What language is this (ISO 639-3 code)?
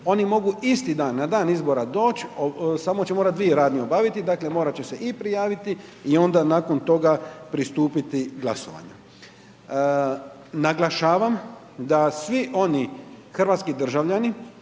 hrv